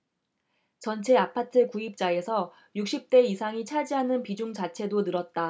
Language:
Korean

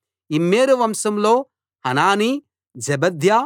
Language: Telugu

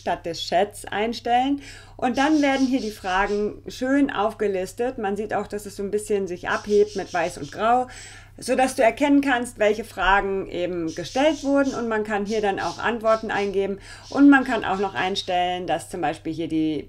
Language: German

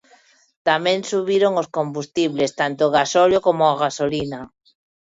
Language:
Galician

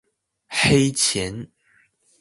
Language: Chinese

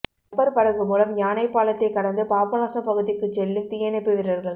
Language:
Tamil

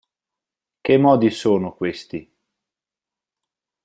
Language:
Italian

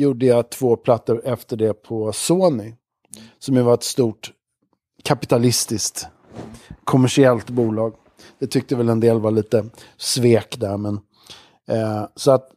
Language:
Swedish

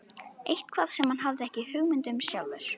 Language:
Icelandic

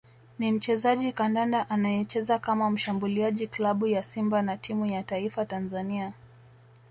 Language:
Swahili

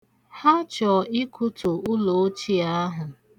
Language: Igbo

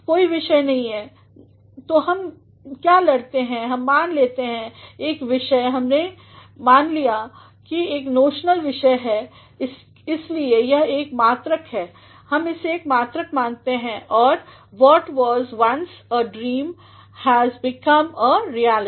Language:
Hindi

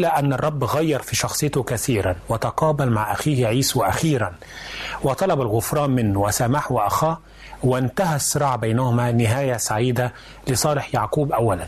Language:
Arabic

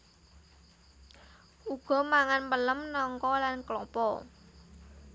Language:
Javanese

